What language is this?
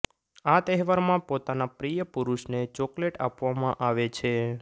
Gujarati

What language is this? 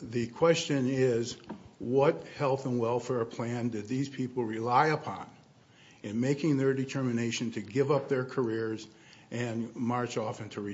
English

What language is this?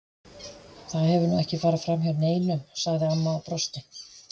Icelandic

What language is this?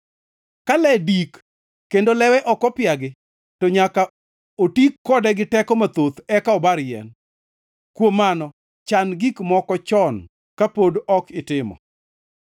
Luo (Kenya and Tanzania)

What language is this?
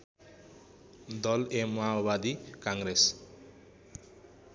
Nepali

